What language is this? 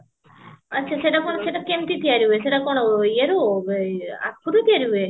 Odia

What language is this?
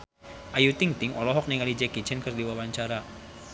Sundanese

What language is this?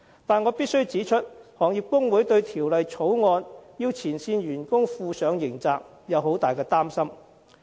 Cantonese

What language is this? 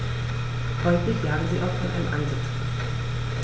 German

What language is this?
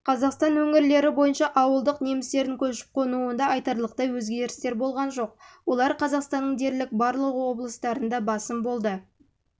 Kazakh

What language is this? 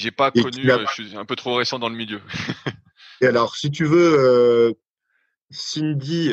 French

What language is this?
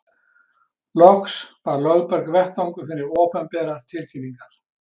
Icelandic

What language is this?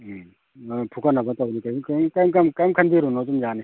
Manipuri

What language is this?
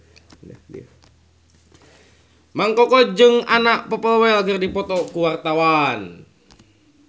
Sundanese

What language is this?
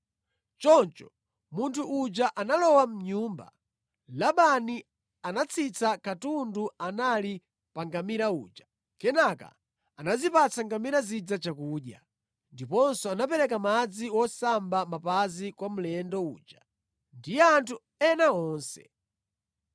Nyanja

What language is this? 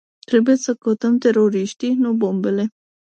Romanian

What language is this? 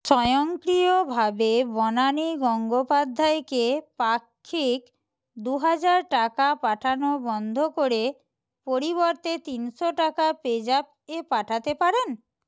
Bangla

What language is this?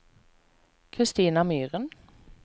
Norwegian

